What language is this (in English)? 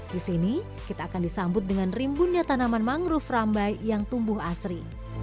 Indonesian